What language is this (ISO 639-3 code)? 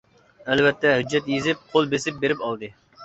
uig